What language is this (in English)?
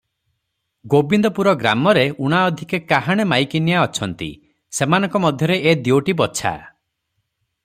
Odia